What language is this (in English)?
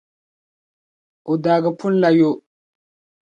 Dagbani